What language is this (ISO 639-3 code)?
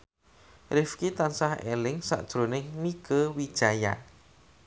jav